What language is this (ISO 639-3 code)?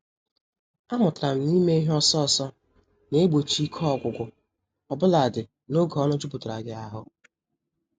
ibo